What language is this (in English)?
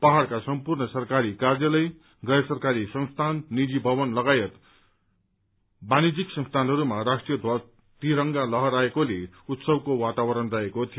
Nepali